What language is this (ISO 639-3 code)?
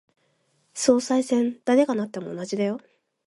jpn